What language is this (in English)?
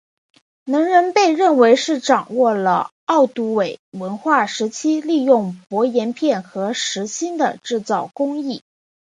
Chinese